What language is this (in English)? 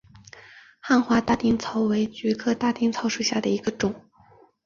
Chinese